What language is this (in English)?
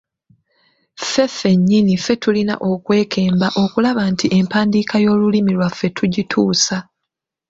Ganda